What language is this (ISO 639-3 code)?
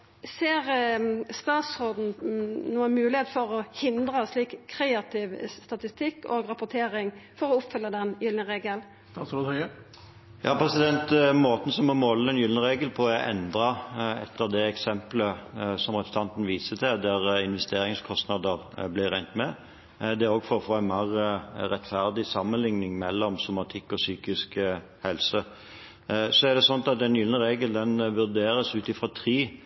nor